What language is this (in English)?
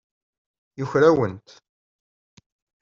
Kabyle